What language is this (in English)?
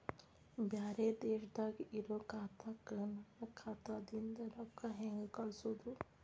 Kannada